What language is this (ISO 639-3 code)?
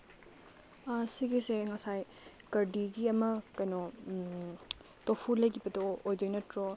mni